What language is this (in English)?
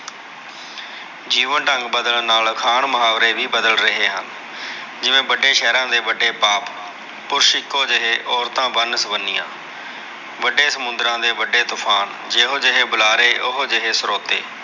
Punjabi